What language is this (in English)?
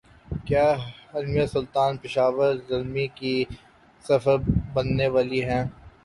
Urdu